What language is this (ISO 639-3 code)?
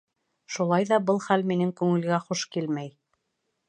bak